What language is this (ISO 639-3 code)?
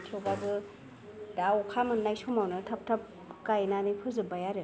brx